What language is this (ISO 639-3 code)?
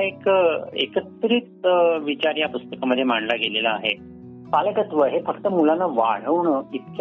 mar